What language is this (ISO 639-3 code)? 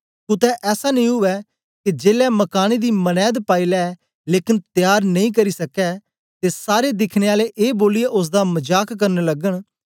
doi